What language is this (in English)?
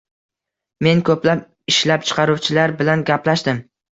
Uzbek